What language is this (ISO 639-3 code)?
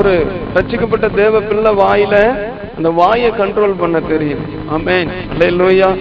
tam